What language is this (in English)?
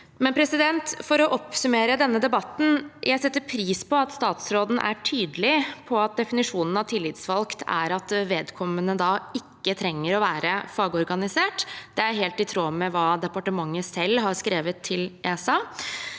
Norwegian